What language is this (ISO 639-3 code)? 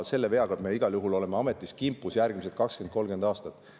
est